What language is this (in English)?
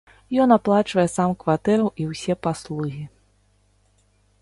Belarusian